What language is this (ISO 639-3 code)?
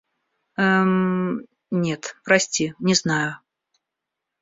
rus